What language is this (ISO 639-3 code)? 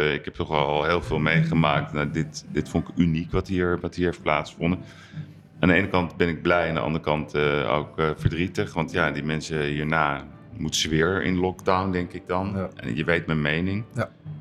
nld